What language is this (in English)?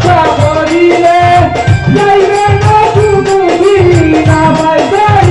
Bangla